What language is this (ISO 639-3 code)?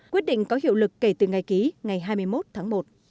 vie